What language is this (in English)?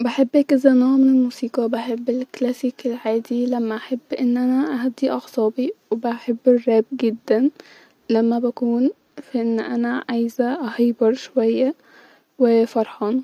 Egyptian Arabic